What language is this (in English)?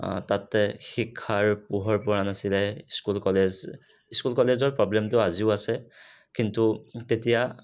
Assamese